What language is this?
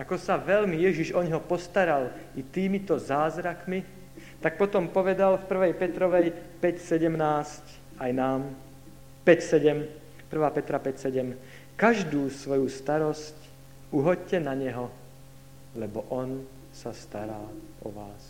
Slovak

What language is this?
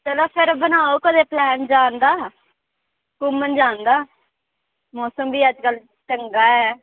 Dogri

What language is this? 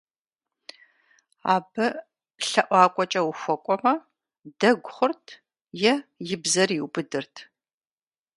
Kabardian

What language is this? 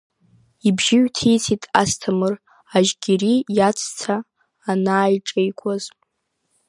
Abkhazian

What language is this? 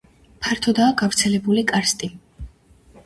Georgian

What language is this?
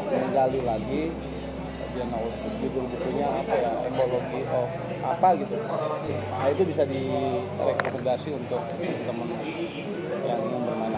Indonesian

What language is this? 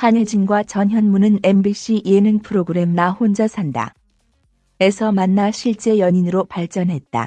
Korean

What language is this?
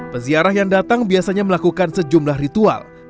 Indonesian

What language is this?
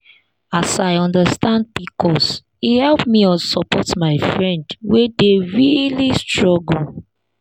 Nigerian Pidgin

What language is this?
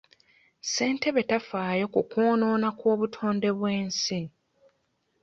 Ganda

